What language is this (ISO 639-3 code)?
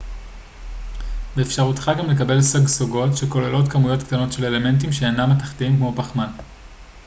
heb